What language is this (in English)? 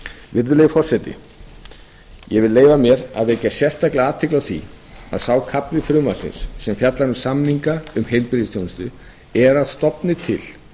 Icelandic